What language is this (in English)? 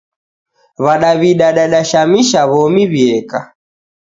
Taita